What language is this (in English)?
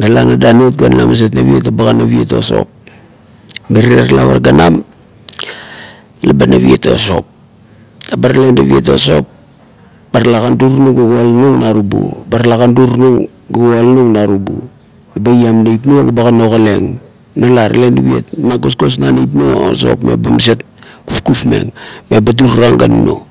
Kuot